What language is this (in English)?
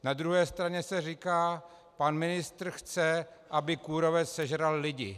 Czech